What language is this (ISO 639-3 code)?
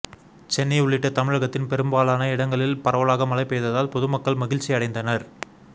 tam